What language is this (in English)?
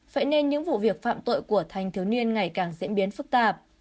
Vietnamese